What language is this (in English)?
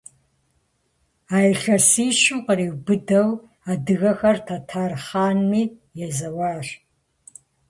Kabardian